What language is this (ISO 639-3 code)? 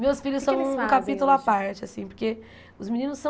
por